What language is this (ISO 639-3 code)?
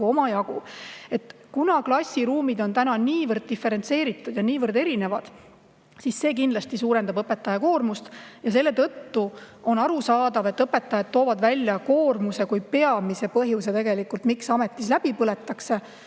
est